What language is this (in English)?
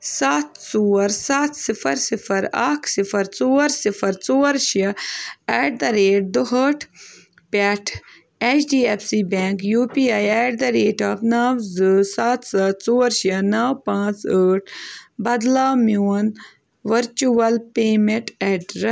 Kashmiri